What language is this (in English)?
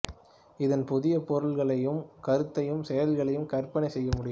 Tamil